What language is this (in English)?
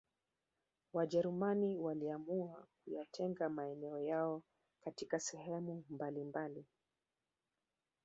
Swahili